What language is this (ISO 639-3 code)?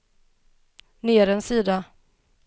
swe